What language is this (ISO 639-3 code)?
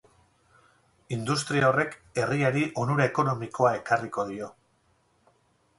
eus